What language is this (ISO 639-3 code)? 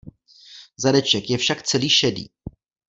ces